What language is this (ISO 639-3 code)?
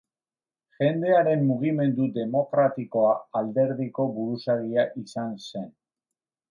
eus